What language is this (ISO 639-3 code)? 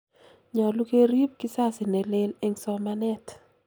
kln